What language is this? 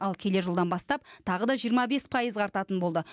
Kazakh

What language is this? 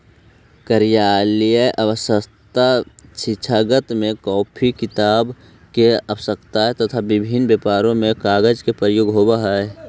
Magahi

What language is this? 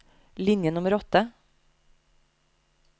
Norwegian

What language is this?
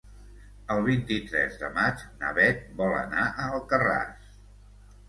Catalan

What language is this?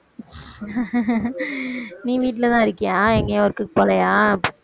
Tamil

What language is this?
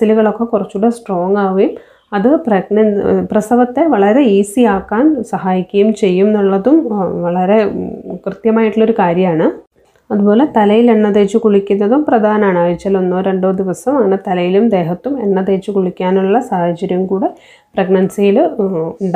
Malayalam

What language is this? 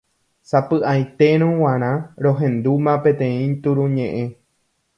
Guarani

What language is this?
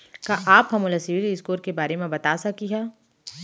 Chhattisgarhi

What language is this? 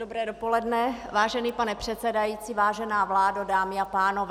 Czech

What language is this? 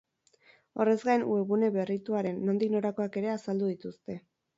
Basque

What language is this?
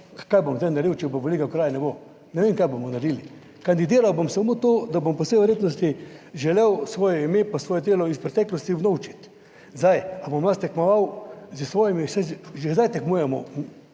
Slovenian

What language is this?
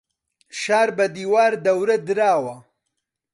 Central Kurdish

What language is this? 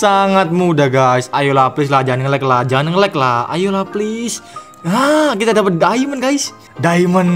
Indonesian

